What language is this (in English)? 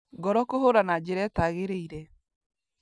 Kikuyu